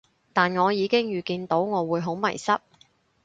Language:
Cantonese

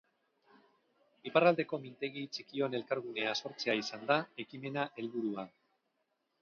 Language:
Basque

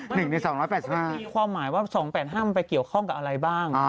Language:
Thai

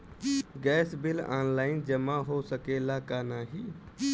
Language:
Bhojpuri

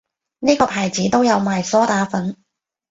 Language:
Cantonese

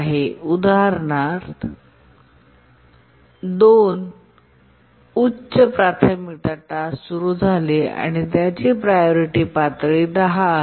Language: Marathi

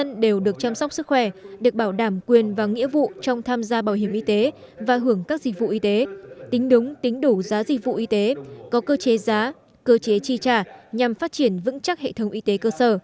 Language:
Vietnamese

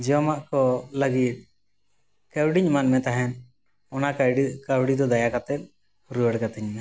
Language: Santali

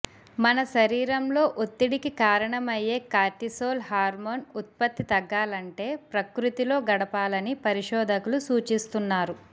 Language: Telugu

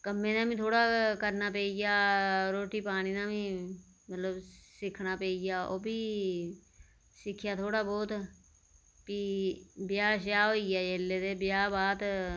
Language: Dogri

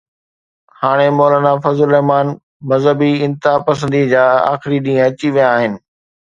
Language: Sindhi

